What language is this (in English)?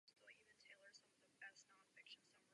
Czech